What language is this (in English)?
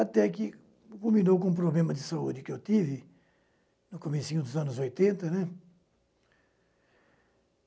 Portuguese